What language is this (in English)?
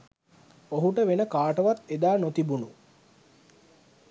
Sinhala